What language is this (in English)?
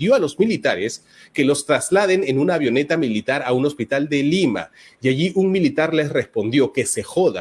Spanish